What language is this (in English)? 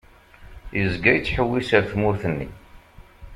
Kabyle